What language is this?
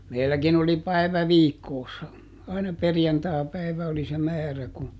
Finnish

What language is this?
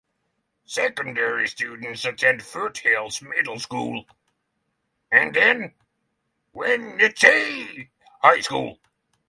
English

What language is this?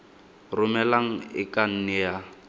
Tswana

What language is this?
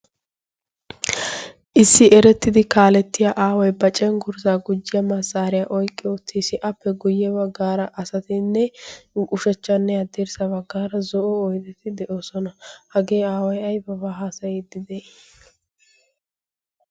Wolaytta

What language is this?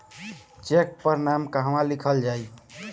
Bhojpuri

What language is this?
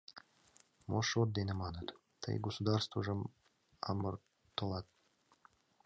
Mari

